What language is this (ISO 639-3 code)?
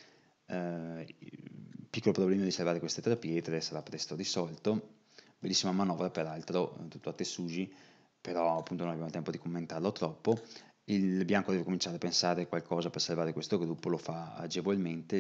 ita